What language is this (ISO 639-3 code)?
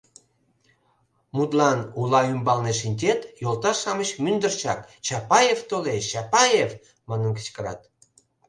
chm